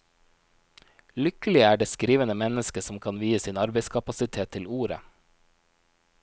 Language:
Norwegian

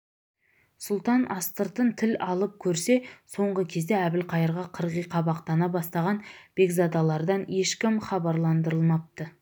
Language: Kazakh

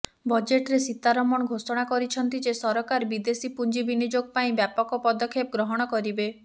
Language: Odia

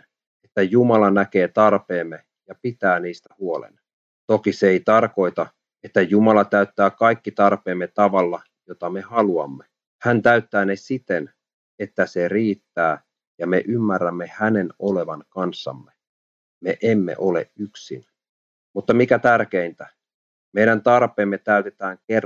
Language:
Finnish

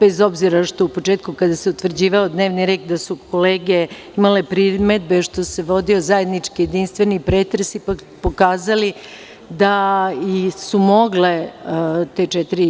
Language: Serbian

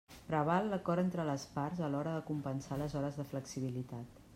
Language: Catalan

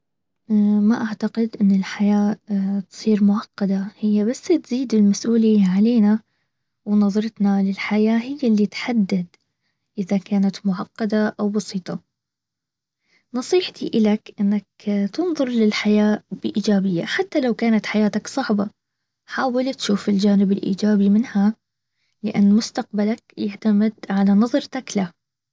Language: Baharna Arabic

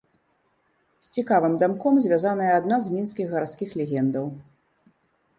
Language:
Belarusian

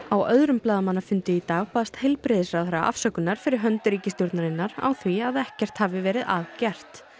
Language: Icelandic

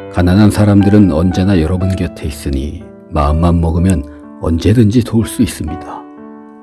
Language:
Korean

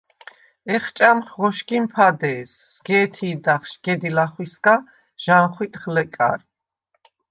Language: Svan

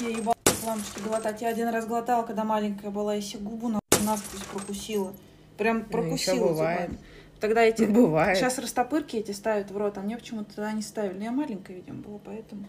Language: Russian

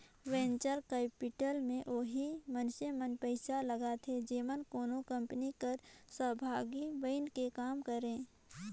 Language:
Chhattisgarhi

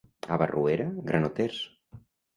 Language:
Catalan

